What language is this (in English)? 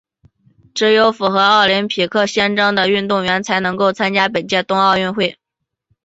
Chinese